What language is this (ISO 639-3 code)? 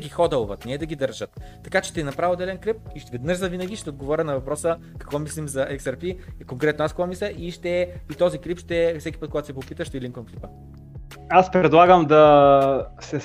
bul